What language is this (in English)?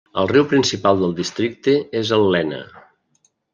Catalan